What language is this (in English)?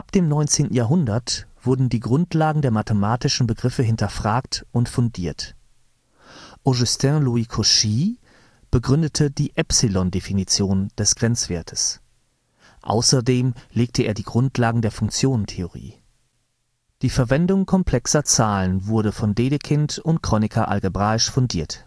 German